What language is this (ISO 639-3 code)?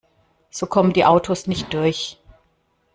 deu